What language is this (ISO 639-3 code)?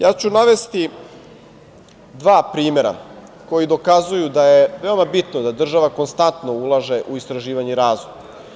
srp